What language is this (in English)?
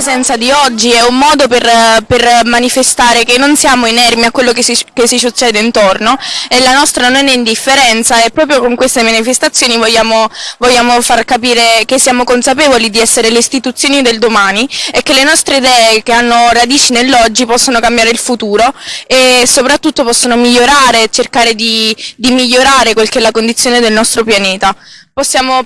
Italian